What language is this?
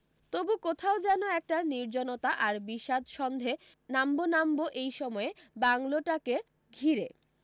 Bangla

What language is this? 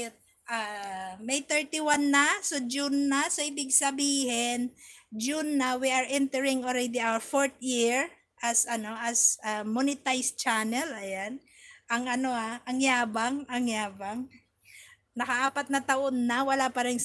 Filipino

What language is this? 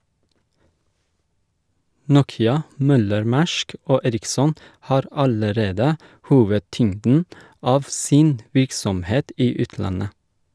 Norwegian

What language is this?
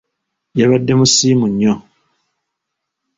Ganda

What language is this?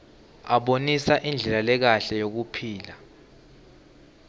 Swati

